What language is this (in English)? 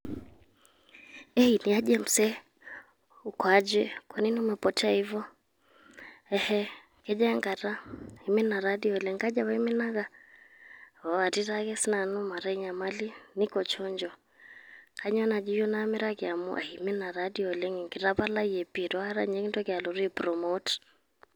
Masai